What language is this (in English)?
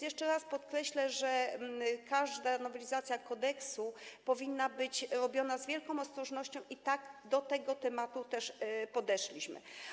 Polish